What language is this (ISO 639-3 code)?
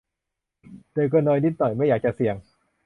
tha